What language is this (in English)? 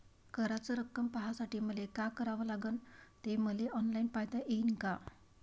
Marathi